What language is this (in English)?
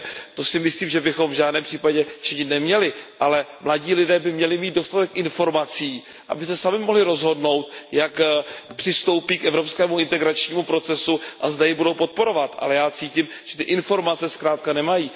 Czech